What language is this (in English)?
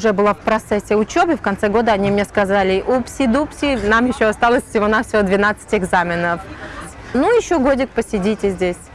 Russian